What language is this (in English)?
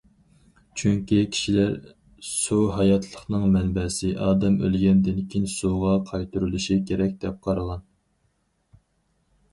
Uyghur